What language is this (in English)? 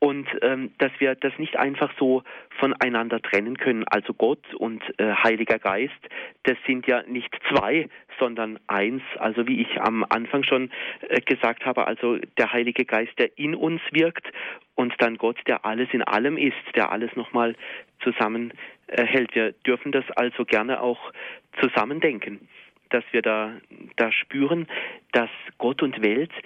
German